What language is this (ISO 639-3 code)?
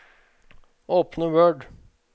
nor